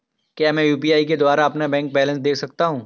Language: Hindi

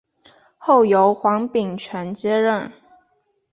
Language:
Chinese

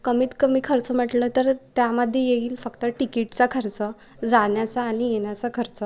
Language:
Marathi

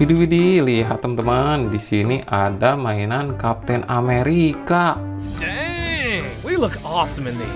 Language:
Indonesian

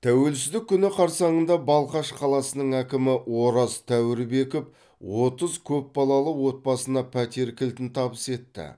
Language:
Kazakh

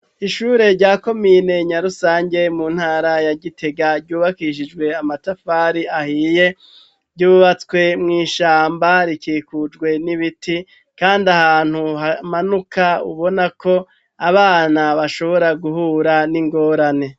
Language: Rundi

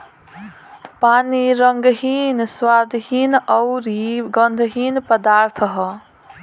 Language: Bhojpuri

